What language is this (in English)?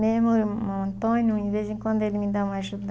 Portuguese